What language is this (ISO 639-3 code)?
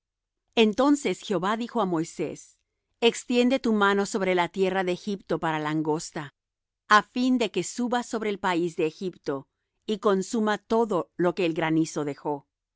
spa